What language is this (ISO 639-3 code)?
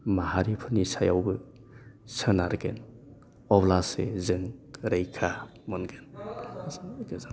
brx